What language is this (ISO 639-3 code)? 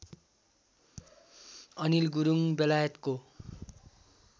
nep